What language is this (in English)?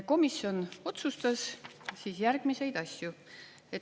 Estonian